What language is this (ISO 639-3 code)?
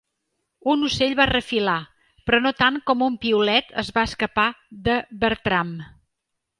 cat